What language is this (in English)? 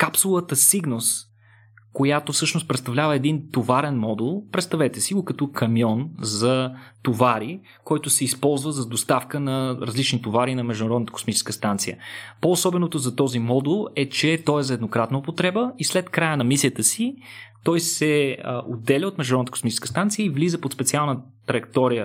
Bulgarian